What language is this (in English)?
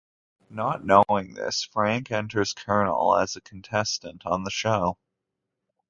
English